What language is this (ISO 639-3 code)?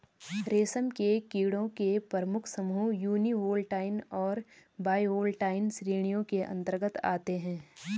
hin